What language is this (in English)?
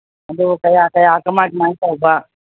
Manipuri